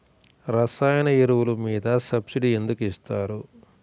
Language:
Telugu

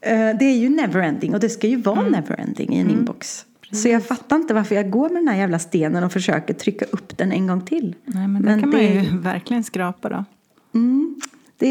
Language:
Swedish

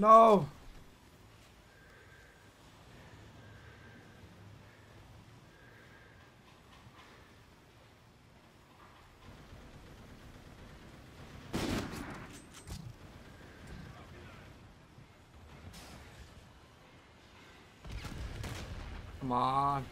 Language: English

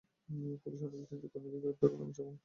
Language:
Bangla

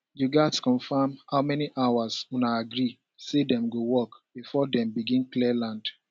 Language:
Nigerian Pidgin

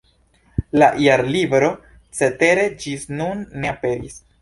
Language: Esperanto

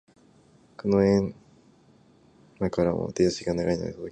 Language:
Japanese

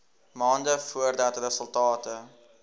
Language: Afrikaans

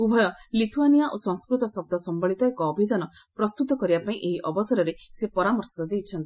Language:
Odia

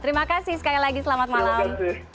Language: Indonesian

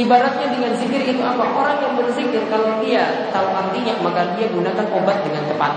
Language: Indonesian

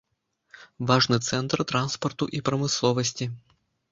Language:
Belarusian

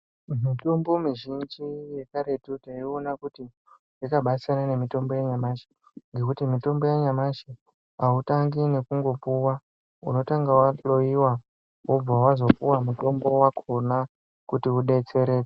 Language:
Ndau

